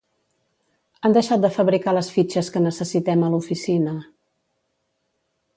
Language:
Catalan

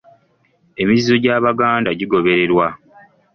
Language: Ganda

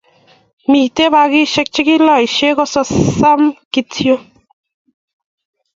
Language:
Kalenjin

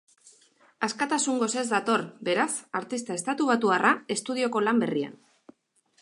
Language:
Basque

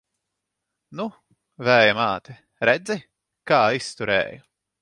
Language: Latvian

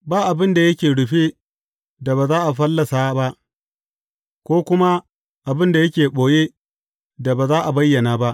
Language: Hausa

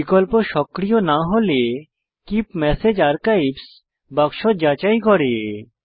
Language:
Bangla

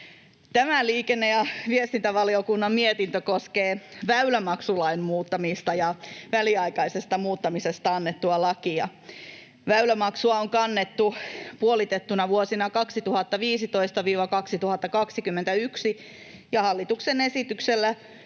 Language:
Finnish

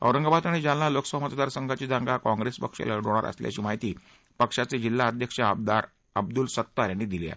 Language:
Marathi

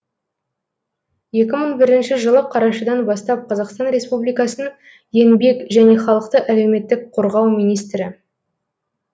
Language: Kazakh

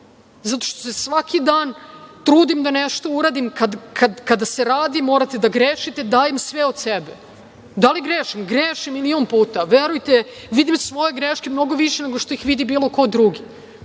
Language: Serbian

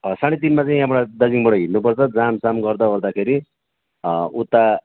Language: Nepali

